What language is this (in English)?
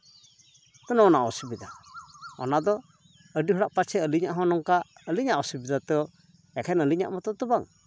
Santali